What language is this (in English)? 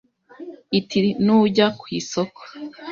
Kinyarwanda